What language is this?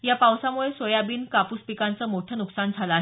Marathi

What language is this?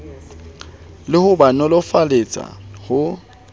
Southern Sotho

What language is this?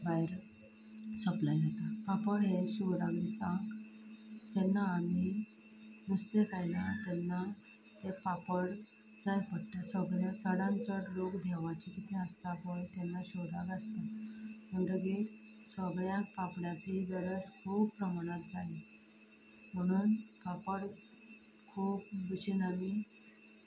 Konkani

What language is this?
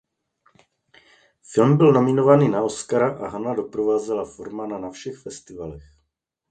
Czech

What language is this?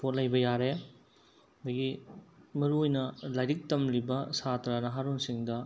Manipuri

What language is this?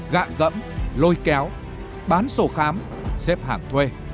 Vietnamese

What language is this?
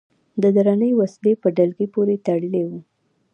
Pashto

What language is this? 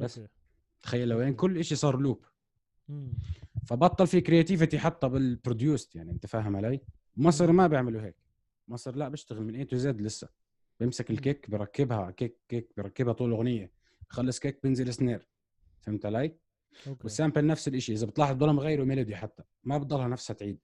Arabic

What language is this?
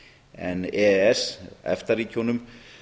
Icelandic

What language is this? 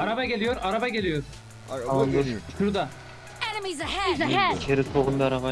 Turkish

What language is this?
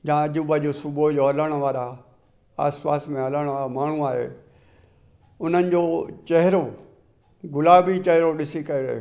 Sindhi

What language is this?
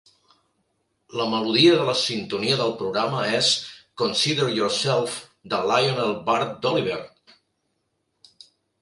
Catalan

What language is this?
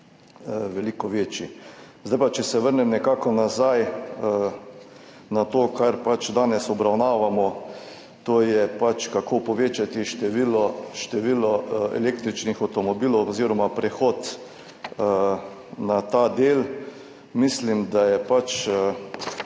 Slovenian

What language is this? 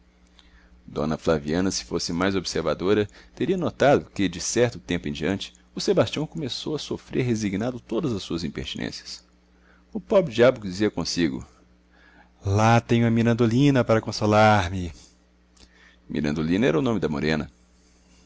Portuguese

